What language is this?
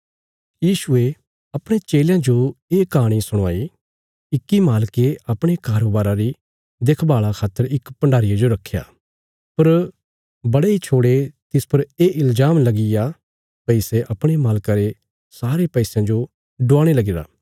Bilaspuri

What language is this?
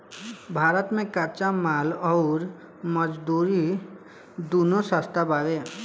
Bhojpuri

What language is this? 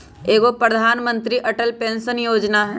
Magahi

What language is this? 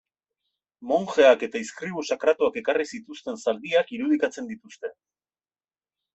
Basque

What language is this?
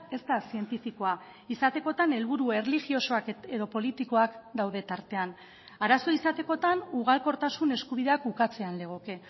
Basque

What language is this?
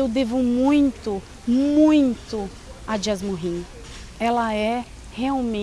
Portuguese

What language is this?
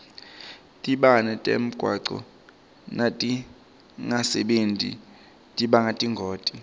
Swati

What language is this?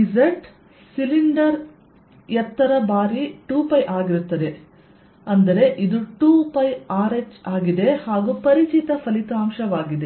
Kannada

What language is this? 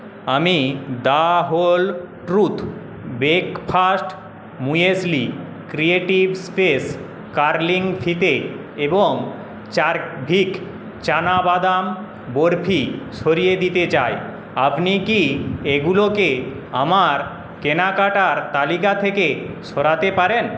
Bangla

